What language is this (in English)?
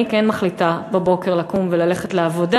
Hebrew